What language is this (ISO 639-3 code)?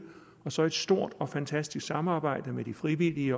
dan